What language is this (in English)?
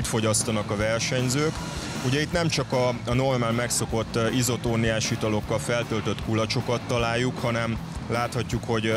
Hungarian